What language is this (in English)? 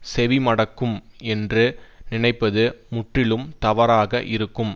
Tamil